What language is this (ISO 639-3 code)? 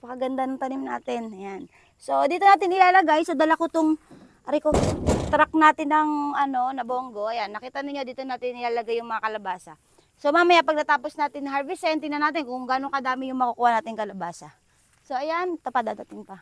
fil